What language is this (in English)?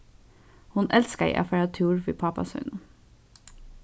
Faroese